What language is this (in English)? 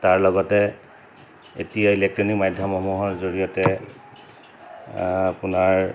Assamese